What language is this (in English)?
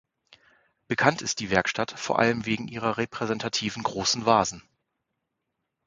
German